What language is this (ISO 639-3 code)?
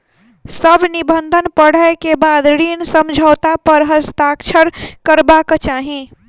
mai